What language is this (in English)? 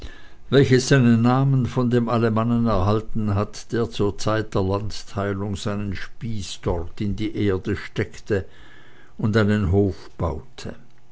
German